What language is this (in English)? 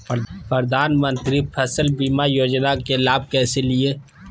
Magahi